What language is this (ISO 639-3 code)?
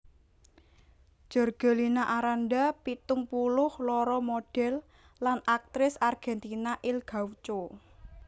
jav